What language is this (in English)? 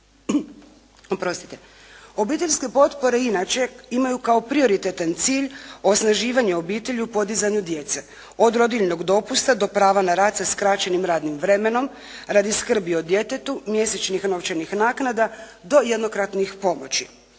Croatian